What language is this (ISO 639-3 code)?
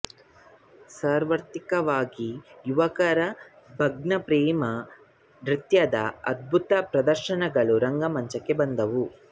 kan